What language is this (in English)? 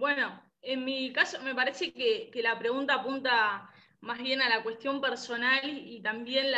Spanish